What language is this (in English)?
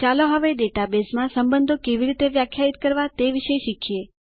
Gujarati